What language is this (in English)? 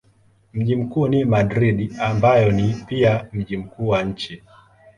Swahili